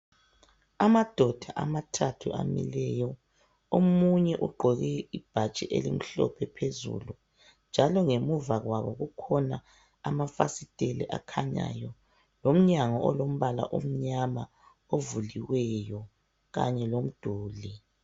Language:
North Ndebele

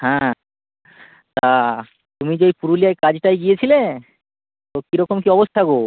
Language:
Bangla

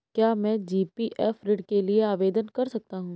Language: Hindi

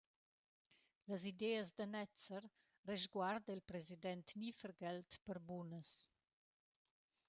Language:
Romansh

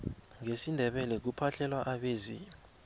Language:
South Ndebele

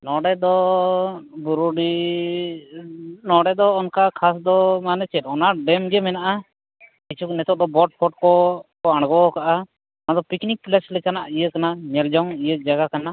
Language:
Santali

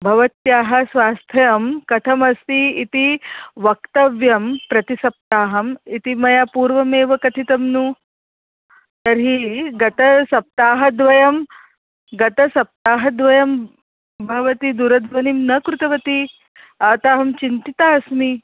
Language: Sanskrit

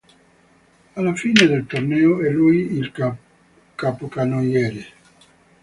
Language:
Italian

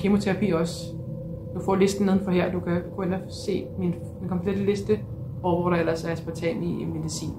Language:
Danish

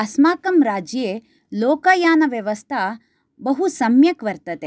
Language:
Sanskrit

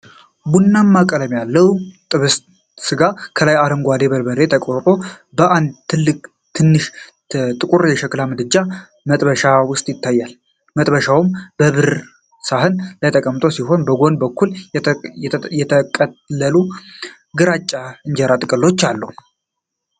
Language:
Amharic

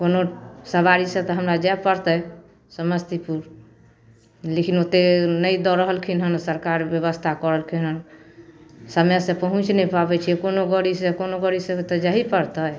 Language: Maithili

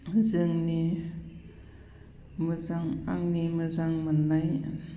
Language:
Bodo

